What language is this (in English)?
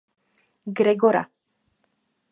Czech